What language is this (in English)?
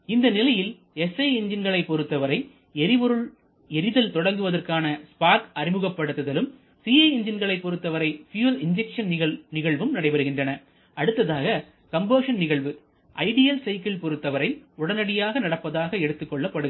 Tamil